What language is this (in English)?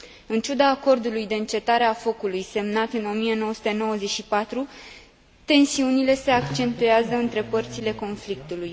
Romanian